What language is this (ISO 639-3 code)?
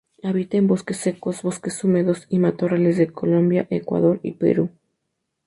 spa